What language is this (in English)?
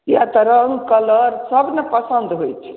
Maithili